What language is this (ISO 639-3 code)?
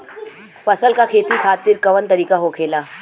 bho